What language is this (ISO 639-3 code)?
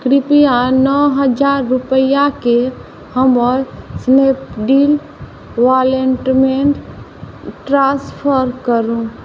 mai